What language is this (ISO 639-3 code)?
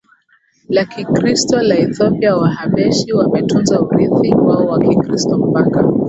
swa